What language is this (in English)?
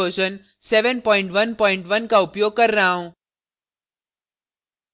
Hindi